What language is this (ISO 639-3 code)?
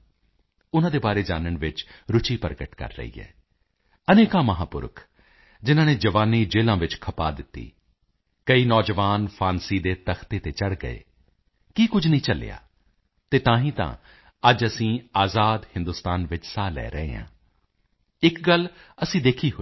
pan